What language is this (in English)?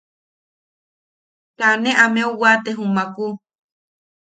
Yaqui